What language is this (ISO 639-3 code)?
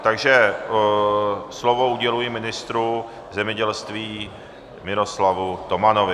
ces